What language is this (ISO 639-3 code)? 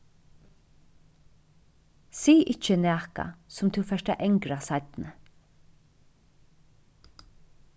fao